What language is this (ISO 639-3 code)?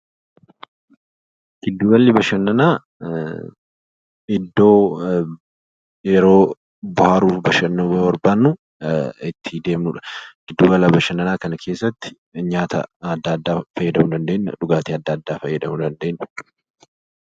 orm